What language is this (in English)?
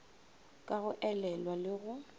Northern Sotho